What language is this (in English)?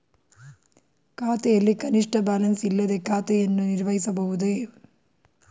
Kannada